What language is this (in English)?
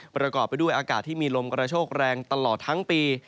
Thai